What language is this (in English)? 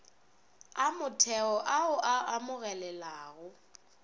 Northern Sotho